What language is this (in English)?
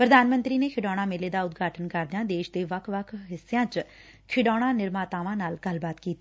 Punjabi